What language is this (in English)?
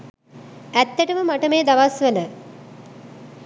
Sinhala